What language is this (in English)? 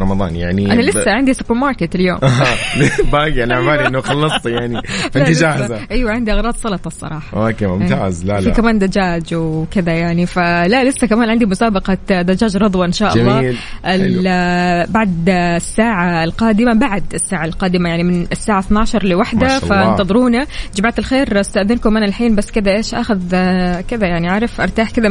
Arabic